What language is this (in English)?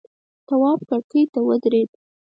Pashto